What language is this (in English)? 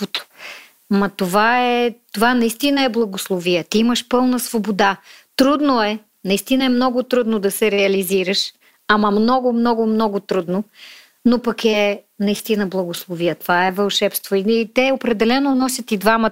Bulgarian